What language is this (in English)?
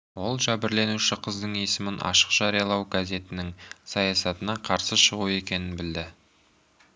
Kazakh